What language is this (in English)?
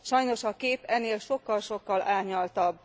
Hungarian